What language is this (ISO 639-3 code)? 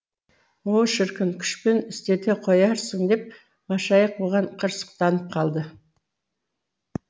kaz